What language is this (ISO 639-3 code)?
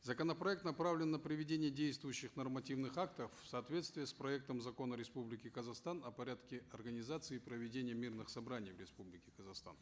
kaz